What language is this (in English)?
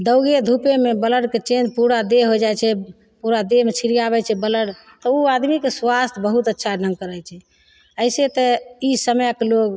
Maithili